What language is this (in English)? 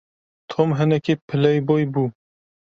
Kurdish